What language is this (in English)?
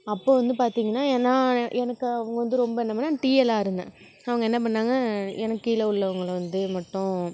Tamil